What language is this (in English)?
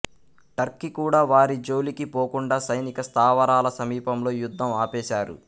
Telugu